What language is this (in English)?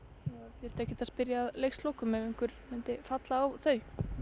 Icelandic